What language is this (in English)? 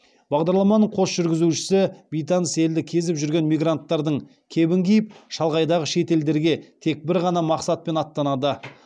Kazakh